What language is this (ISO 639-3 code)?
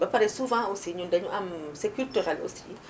wol